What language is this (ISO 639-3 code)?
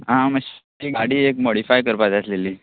kok